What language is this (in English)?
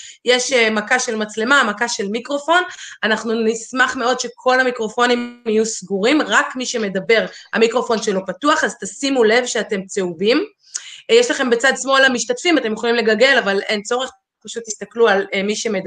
Hebrew